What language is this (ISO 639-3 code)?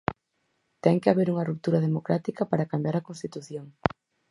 glg